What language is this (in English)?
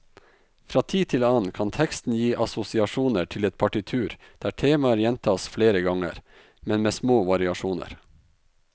Norwegian